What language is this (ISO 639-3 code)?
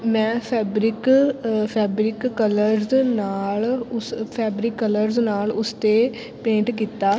pan